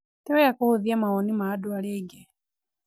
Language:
Kikuyu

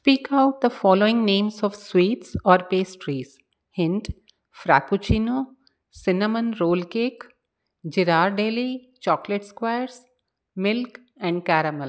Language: Sindhi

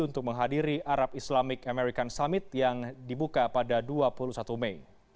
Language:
Indonesian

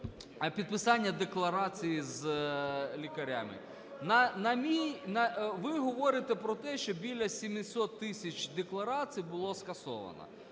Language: Ukrainian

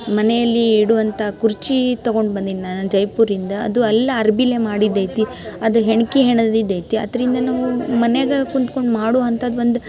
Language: Kannada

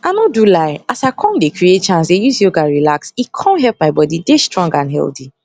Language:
Nigerian Pidgin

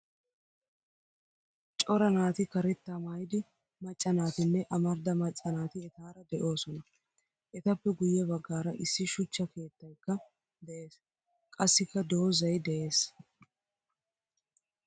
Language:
Wolaytta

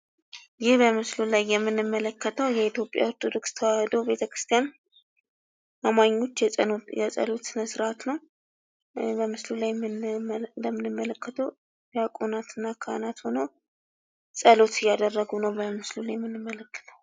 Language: Amharic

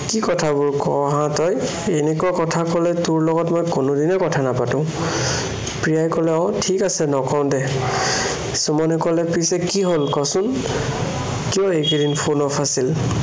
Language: Assamese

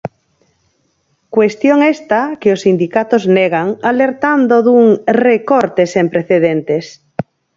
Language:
Galician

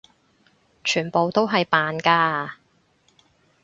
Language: Cantonese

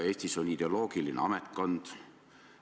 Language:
Estonian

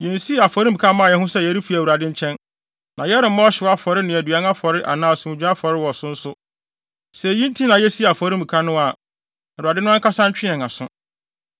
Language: Akan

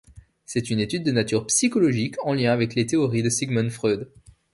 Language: French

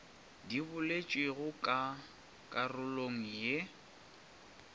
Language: Northern Sotho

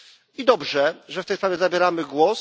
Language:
Polish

